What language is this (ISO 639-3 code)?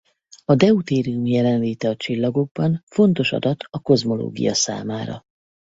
hun